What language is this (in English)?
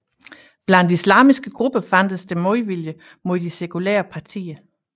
Danish